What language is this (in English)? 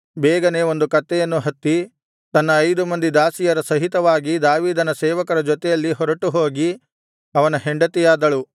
Kannada